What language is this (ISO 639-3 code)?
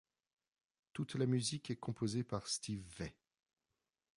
fra